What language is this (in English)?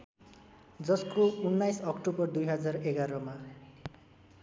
Nepali